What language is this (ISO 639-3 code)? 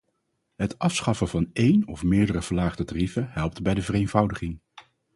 nld